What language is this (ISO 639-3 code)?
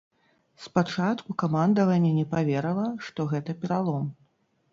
bel